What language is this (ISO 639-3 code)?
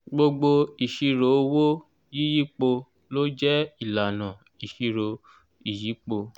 yor